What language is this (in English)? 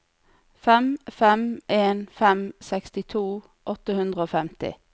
Norwegian